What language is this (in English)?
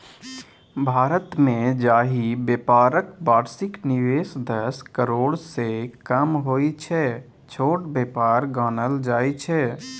Maithili